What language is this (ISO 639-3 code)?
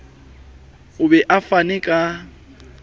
sot